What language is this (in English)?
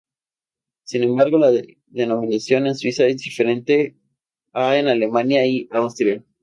Spanish